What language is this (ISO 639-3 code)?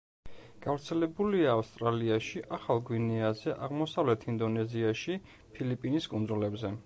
kat